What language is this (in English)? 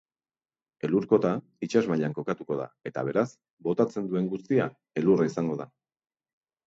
Basque